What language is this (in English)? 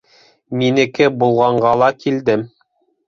Bashkir